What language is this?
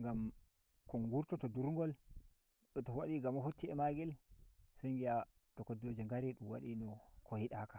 Nigerian Fulfulde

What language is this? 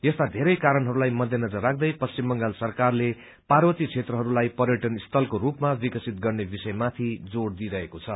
Nepali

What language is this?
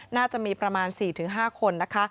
Thai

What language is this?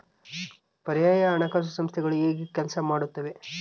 Kannada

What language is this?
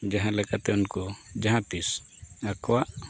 Santali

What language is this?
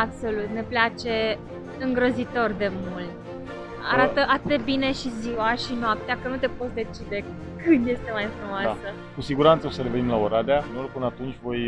Romanian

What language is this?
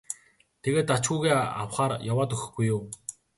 Mongolian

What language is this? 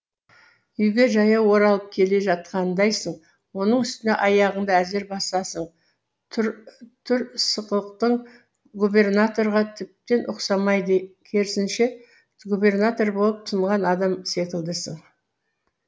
Kazakh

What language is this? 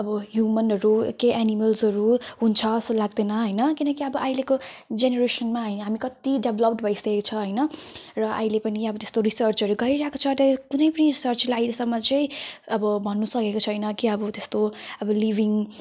Nepali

